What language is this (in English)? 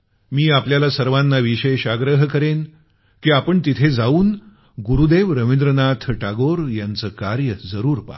Marathi